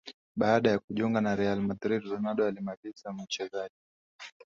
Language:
Swahili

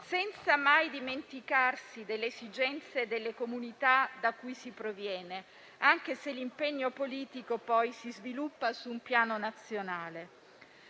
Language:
Italian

